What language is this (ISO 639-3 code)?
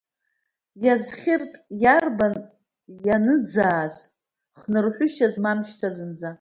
abk